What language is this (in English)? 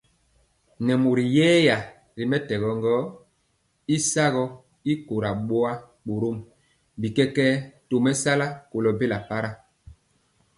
Mpiemo